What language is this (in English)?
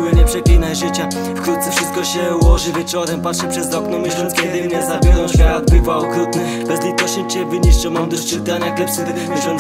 Polish